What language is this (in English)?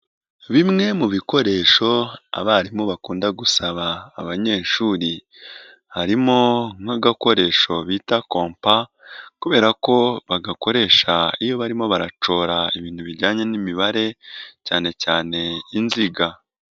Kinyarwanda